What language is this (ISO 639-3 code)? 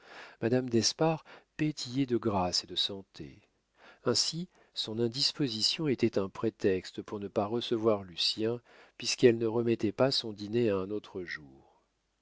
fra